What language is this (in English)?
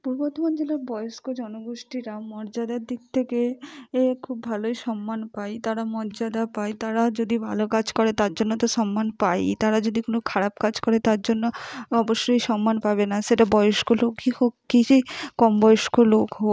Bangla